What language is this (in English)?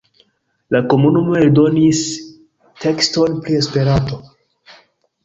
Esperanto